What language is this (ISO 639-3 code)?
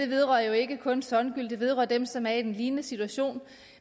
dan